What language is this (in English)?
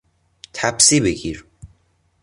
Persian